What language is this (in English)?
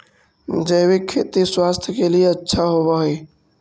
Magahi